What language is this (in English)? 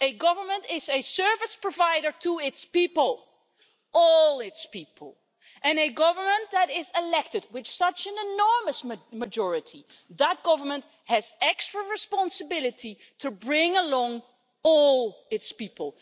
English